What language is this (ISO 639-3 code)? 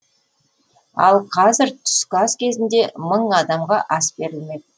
kaz